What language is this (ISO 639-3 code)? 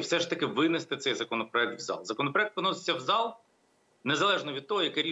ukr